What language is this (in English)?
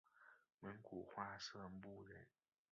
Chinese